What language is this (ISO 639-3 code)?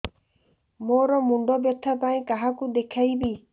ori